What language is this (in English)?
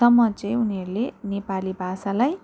Nepali